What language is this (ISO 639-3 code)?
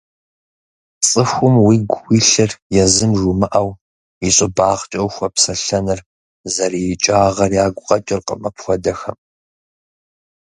kbd